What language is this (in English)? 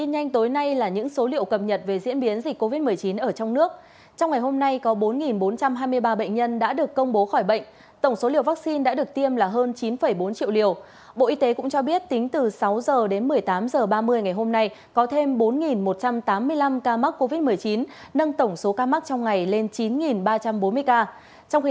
Vietnamese